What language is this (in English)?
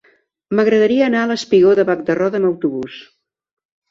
Catalan